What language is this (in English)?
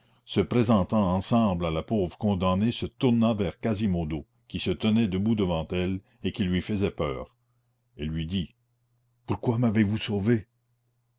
French